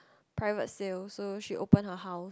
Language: English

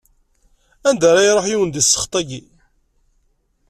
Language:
Kabyle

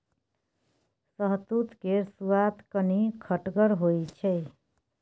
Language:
Maithili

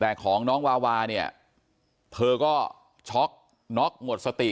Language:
Thai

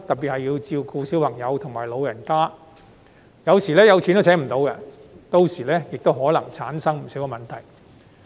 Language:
Cantonese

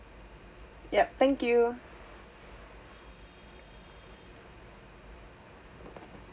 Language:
English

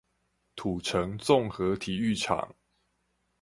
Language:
Chinese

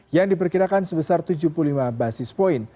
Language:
Indonesian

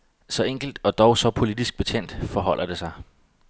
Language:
Danish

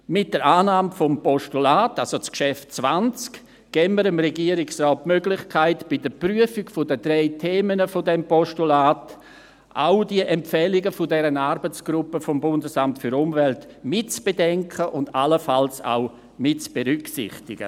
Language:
Swiss German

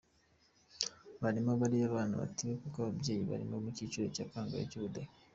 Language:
Kinyarwanda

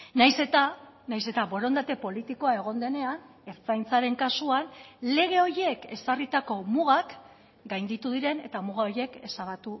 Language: Basque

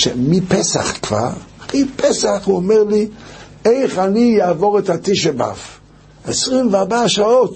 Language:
Hebrew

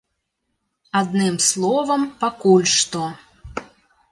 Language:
Belarusian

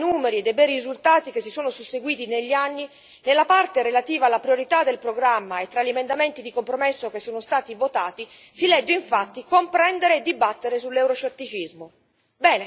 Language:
Italian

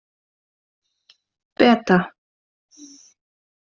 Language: Icelandic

